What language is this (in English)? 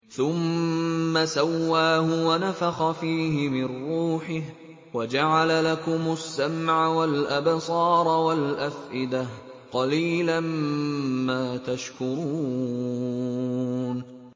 Arabic